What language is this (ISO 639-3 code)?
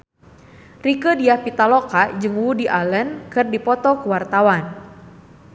sun